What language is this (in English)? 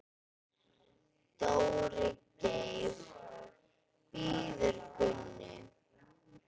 Icelandic